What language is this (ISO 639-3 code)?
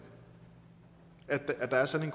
dan